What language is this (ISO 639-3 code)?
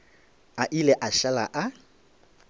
nso